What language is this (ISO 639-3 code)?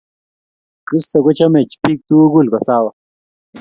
kln